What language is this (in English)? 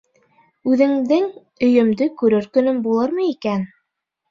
Bashkir